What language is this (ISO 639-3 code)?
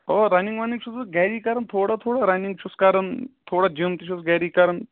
kas